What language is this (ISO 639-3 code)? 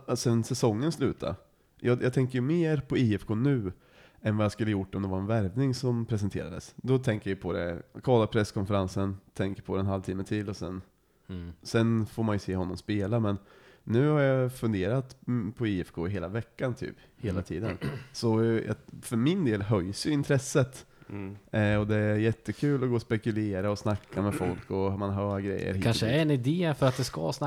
swe